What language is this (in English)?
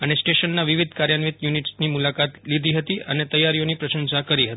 Gujarati